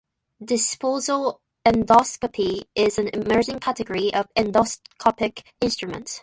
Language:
English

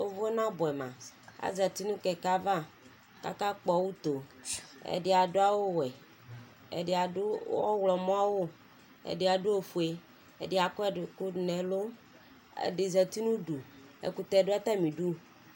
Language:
Ikposo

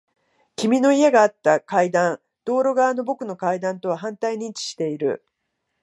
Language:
Japanese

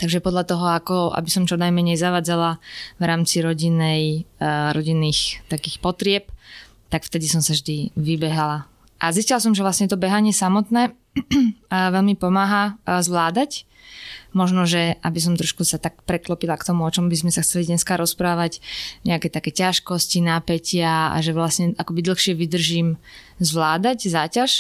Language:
Slovak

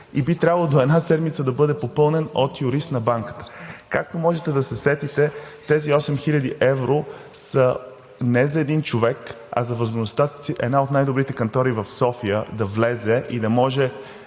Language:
Bulgarian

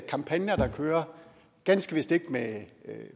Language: Danish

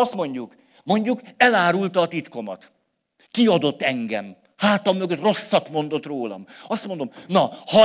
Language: Hungarian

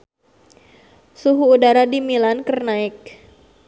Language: Sundanese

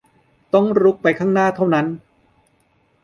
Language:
Thai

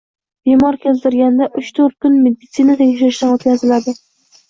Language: Uzbek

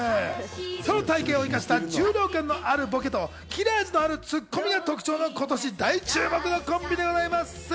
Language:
Japanese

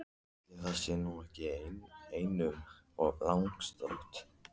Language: Icelandic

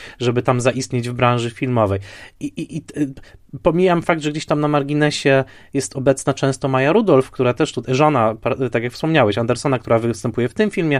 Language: Polish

